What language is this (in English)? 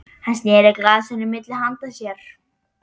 Icelandic